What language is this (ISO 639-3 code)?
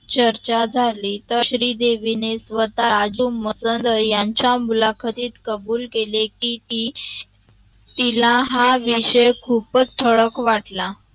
mar